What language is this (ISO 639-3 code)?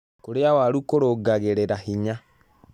kik